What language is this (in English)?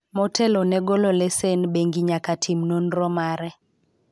Luo (Kenya and Tanzania)